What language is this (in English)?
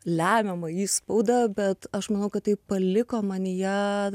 Lithuanian